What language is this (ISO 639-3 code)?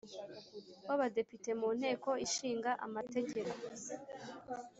kin